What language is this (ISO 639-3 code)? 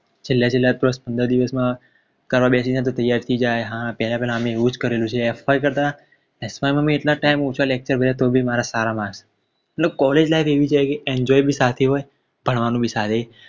guj